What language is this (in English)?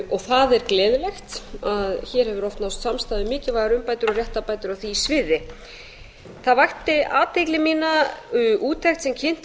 Icelandic